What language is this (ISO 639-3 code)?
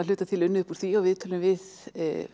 isl